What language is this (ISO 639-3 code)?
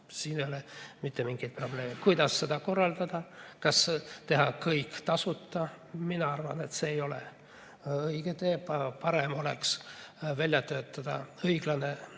est